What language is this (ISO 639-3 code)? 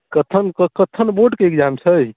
mai